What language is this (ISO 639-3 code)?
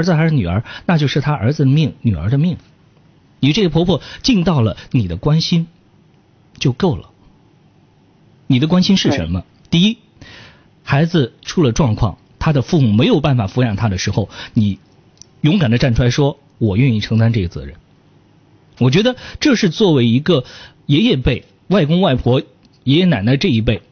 zho